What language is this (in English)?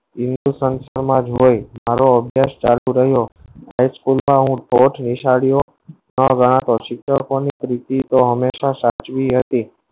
Gujarati